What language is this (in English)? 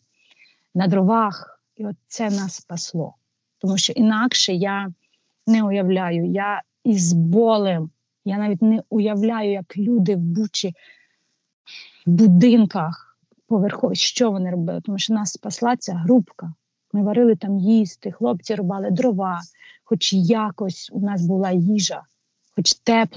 Ukrainian